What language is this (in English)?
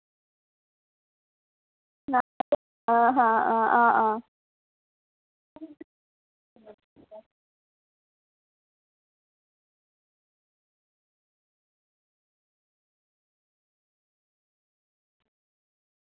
Dogri